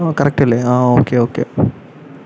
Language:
Malayalam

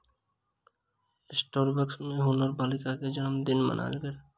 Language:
Maithili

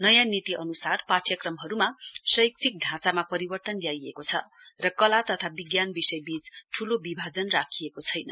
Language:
Nepali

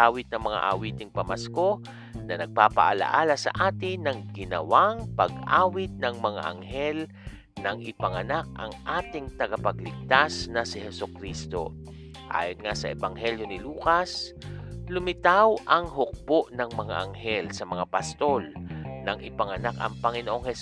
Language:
Filipino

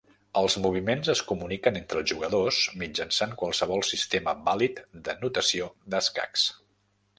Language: Catalan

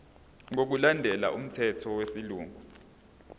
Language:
Zulu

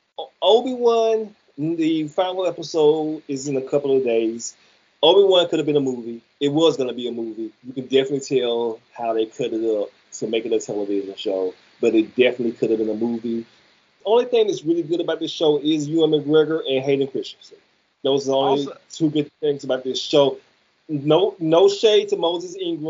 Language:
English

